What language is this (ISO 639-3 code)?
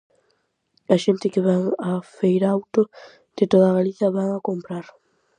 glg